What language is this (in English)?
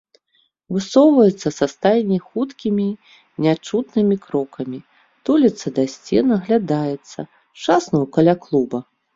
Belarusian